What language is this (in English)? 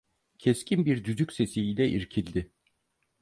Turkish